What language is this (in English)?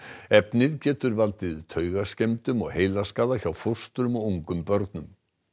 Icelandic